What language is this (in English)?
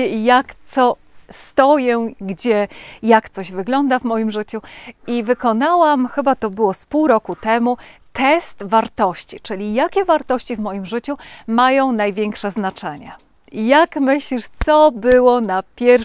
Polish